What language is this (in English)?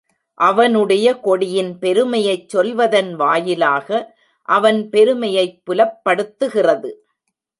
Tamil